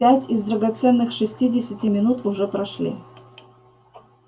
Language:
Russian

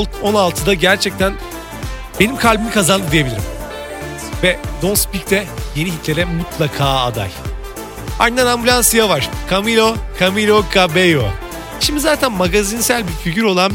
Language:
Turkish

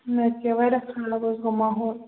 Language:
Kashmiri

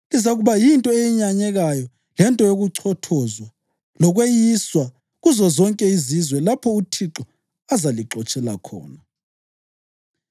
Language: North Ndebele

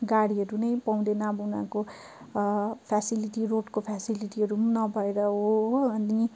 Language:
Nepali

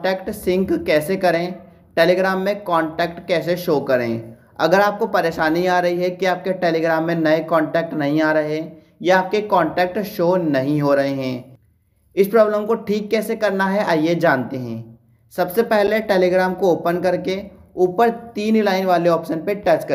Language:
Hindi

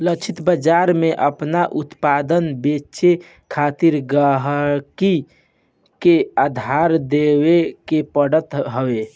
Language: Bhojpuri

